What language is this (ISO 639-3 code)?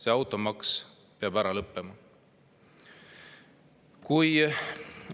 est